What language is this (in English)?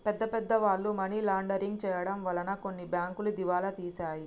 Telugu